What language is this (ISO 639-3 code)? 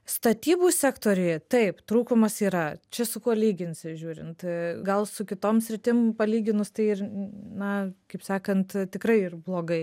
lit